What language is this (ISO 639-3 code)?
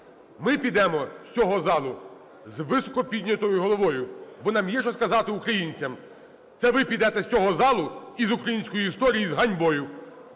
ukr